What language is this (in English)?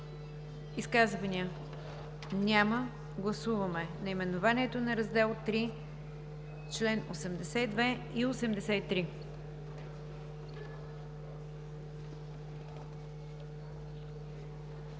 Bulgarian